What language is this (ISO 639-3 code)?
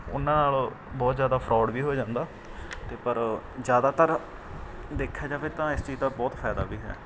pan